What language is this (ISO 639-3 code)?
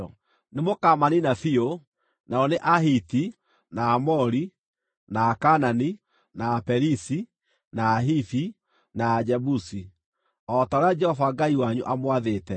kik